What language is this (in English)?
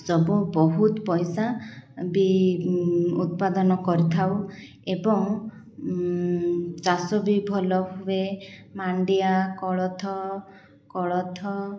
Odia